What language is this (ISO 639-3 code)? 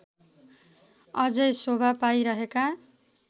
nep